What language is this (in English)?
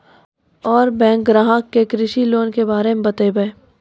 Maithili